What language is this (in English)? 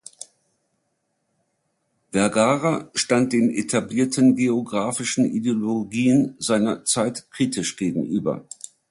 German